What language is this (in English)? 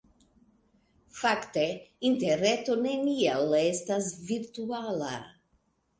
Esperanto